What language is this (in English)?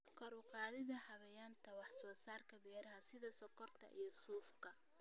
Somali